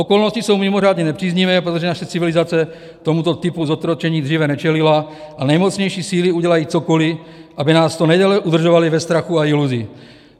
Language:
Czech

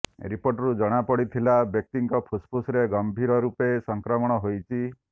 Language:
Odia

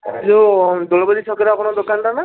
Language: Odia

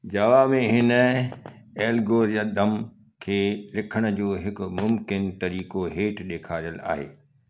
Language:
Sindhi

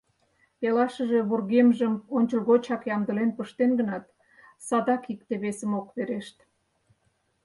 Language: Mari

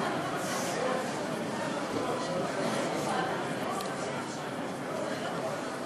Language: Hebrew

